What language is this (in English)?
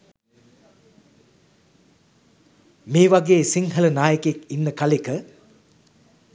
Sinhala